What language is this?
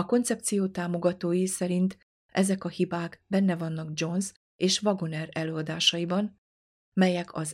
Hungarian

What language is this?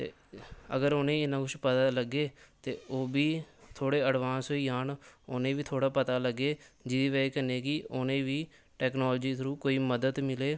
Dogri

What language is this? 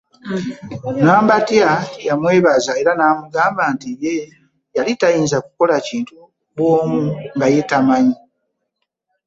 Ganda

